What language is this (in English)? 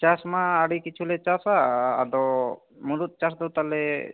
Santali